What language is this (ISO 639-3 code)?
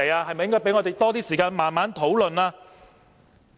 yue